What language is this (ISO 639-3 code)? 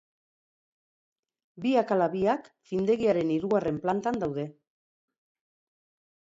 eus